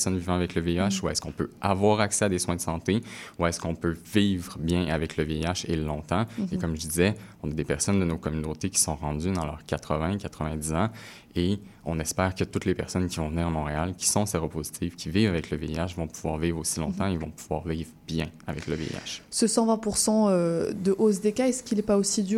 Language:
French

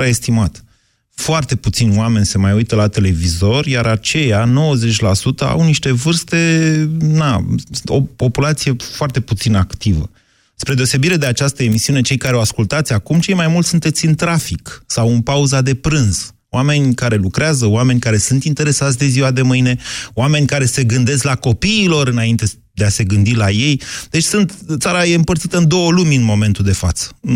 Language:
Romanian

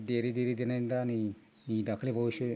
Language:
Bodo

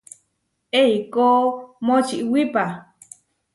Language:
Huarijio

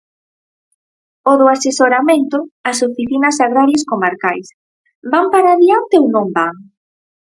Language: Galician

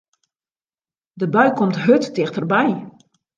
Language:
Western Frisian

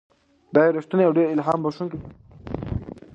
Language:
Pashto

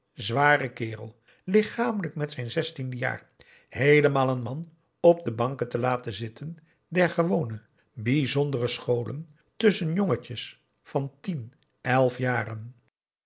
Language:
Dutch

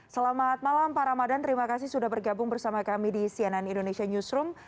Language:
Indonesian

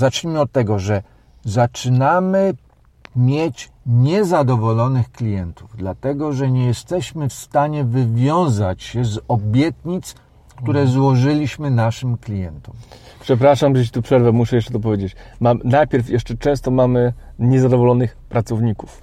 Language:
Polish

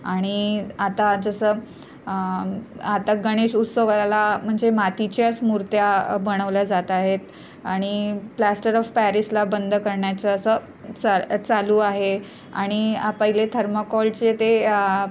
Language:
Marathi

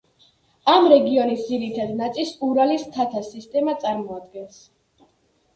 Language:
Georgian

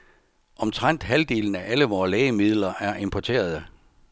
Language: Danish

